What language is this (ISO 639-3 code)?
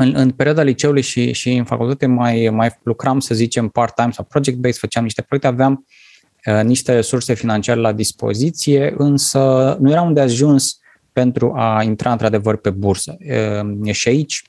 ron